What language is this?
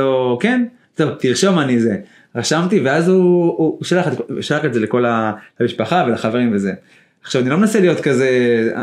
Hebrew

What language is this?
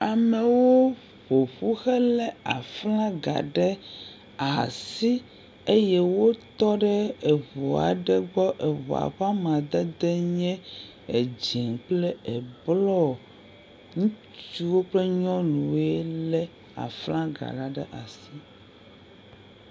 Ewe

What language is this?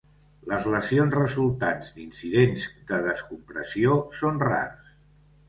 Catalan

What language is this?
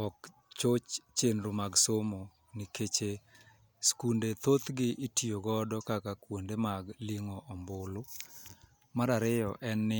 Luo (Kenya and Tanzania)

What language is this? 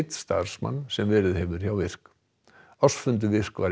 Icelandic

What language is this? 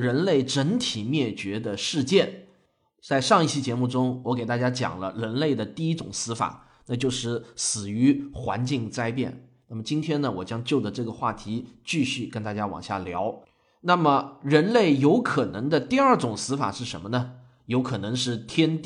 Chinese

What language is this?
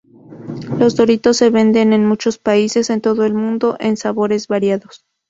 Spanish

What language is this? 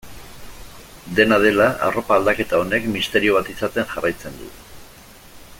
Basque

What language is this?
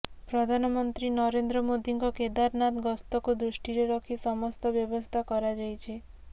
Odia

